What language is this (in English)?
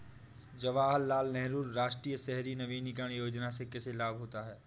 Hindi